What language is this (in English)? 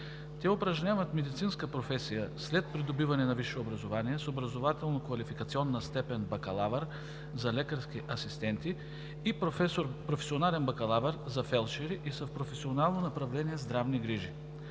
Bulgarian